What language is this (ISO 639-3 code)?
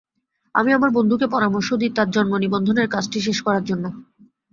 ben